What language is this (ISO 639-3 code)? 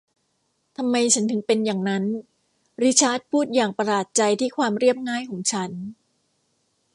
tha